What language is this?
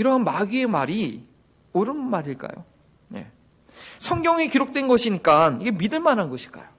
Korean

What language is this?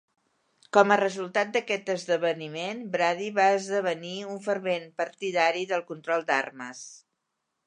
Catalan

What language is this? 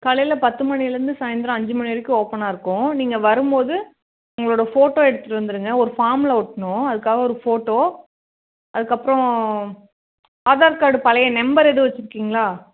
Tamil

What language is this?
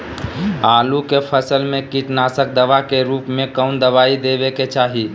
Magahi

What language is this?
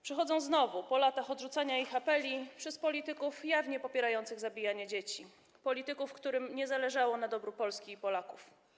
Polish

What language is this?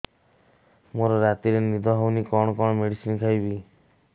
Odia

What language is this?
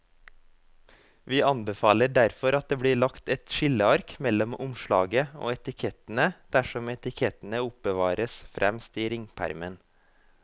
Norwegian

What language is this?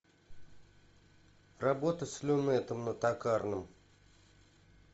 Russian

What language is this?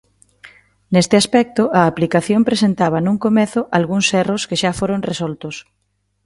Galician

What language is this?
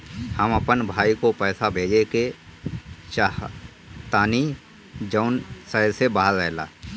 Bhojpuri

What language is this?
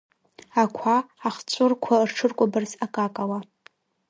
Abkhazian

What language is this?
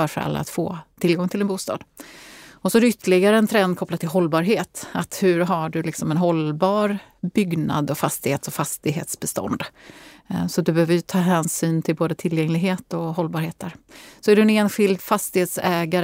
Swedish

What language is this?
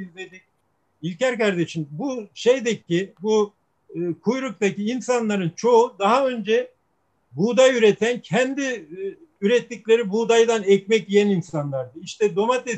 Turkish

